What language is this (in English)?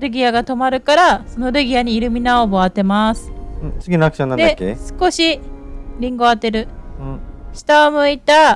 Japanese